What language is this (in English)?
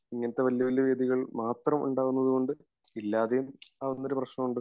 Malayalam